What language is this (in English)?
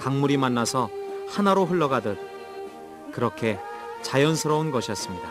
Korean